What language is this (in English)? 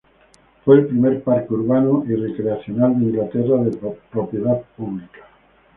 Spanish